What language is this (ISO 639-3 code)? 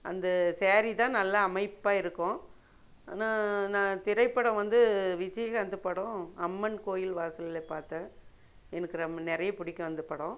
tam